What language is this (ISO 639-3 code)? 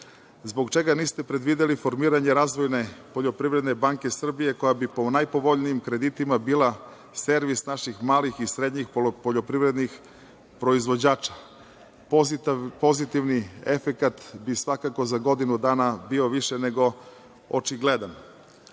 srp